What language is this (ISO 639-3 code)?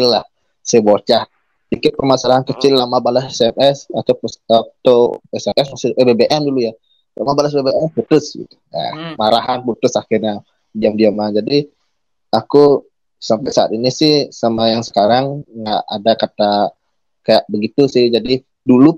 ind